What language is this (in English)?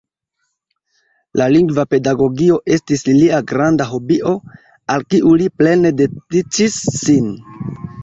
Esperanto